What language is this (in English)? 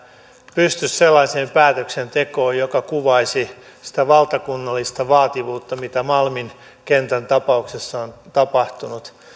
Finnish